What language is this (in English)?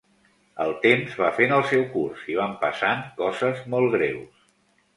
Catalan